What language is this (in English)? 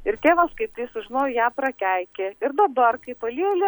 Lithuanian